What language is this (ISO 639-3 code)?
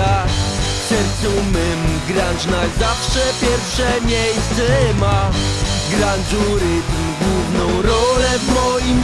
pol